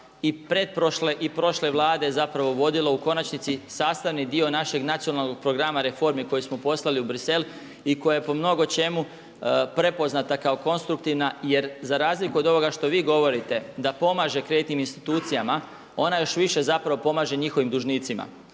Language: Croatian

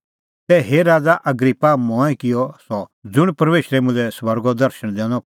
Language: Kullu Pahari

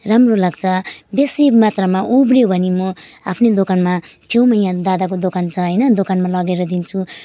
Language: Nepali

